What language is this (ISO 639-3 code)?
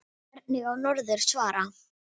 isl